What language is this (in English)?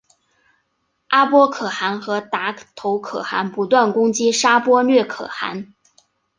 Chinese